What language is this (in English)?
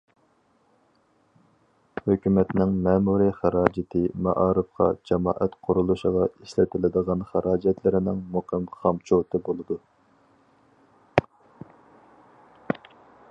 Uyghur